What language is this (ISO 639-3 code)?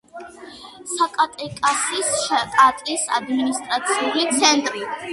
kat